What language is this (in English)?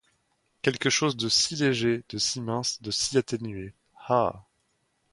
French